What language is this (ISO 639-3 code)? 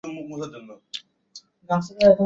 ben